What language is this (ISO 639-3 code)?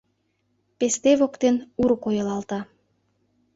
chm